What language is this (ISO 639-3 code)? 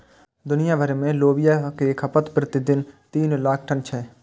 mai